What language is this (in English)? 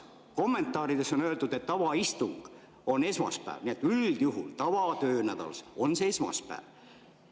Estonian